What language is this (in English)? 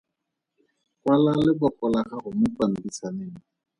Tswana